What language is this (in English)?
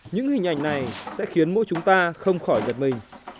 Vietnamese